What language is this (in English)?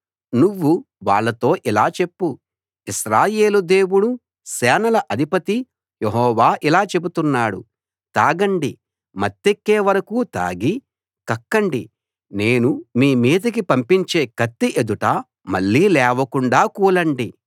Telugu